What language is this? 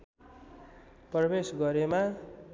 Nepali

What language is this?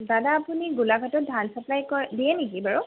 Assamese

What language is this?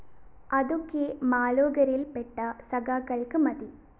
Malayalam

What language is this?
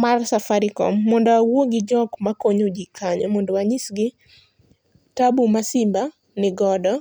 Luo (Kenya and Tanzania)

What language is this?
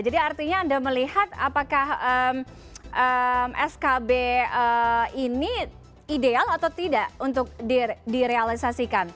Indonesian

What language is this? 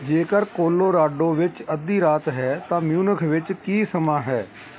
Punjabi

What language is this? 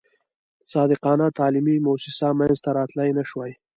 Pashto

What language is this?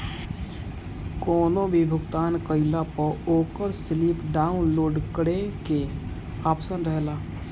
Bhojpuri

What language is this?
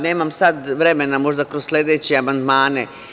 Serbian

